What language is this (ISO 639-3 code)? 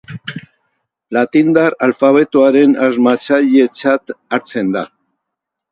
eus